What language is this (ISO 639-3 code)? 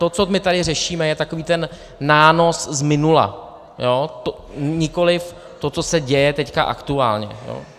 ces